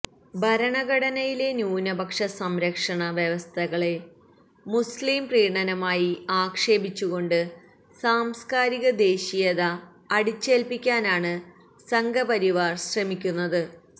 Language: Malayalam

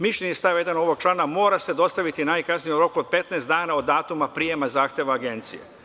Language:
Serbian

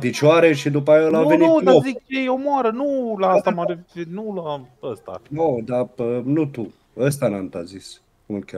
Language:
Romanian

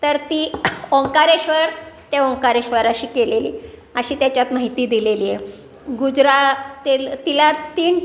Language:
Marathi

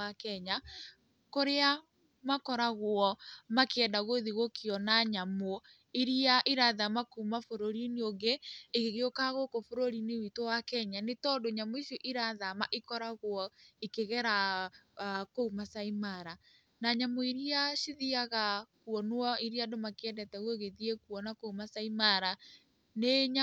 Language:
Kikuyu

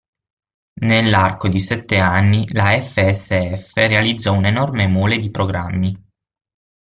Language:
Italian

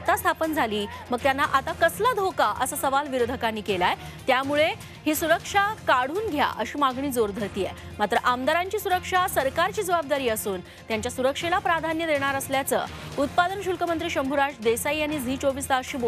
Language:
Turkish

